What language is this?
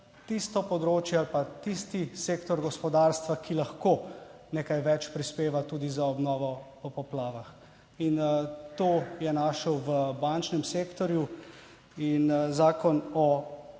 Slovenian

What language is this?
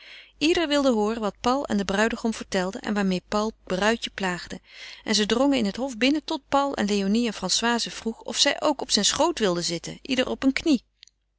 Dutch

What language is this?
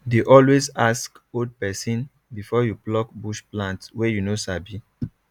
Nigerian Pidgin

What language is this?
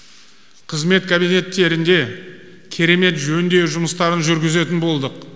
Kazakh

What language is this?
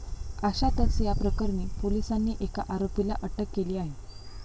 Marathi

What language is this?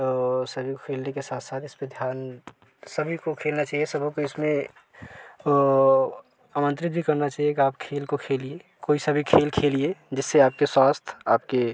Hindi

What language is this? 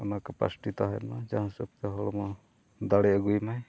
Santali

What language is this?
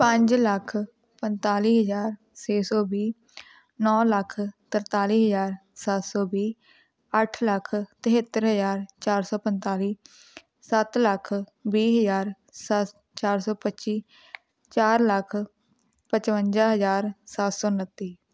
Punjabi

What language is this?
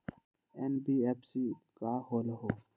Magahi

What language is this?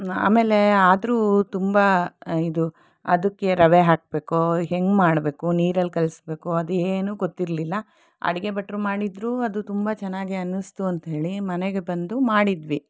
Kannada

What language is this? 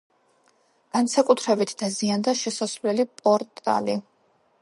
Georgian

